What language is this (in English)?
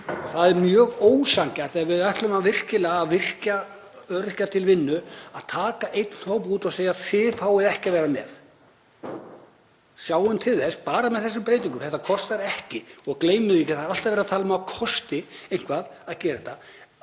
Icelandic